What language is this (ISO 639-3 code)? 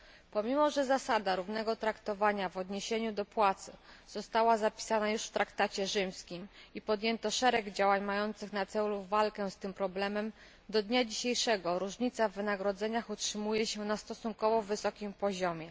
pol